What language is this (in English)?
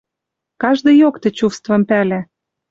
Western Mari